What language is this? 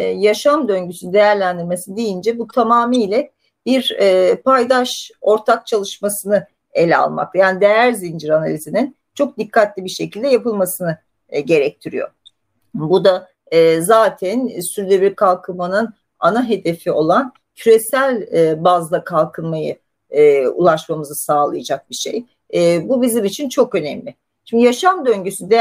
Turkish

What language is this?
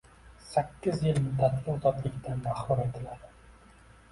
Uzbek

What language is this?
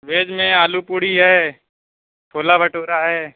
Urdu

